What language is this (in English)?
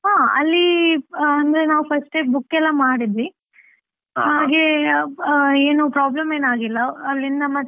Kannada